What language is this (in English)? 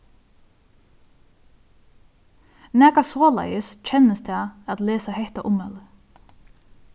Faroese